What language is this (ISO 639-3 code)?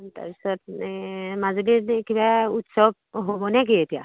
asm